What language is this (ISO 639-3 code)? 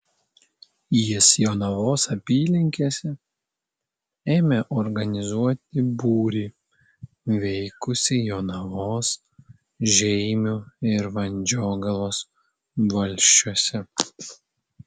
lit